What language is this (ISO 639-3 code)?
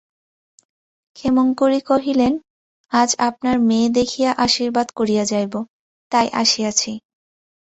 ben